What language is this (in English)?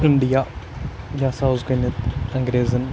Kashmiri